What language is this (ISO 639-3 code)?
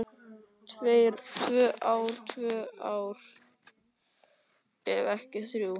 isl